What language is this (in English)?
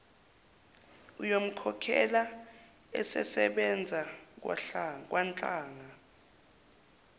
Zulu